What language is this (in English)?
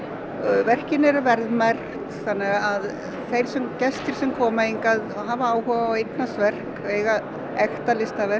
Icelandic